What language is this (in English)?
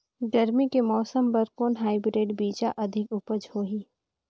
Chhattisgarhi